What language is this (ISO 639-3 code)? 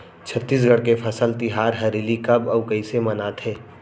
hne